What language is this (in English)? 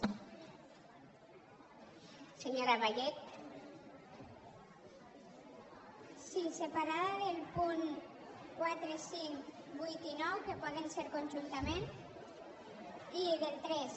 Catalan